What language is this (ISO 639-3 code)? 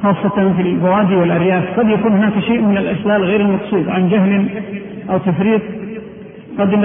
ara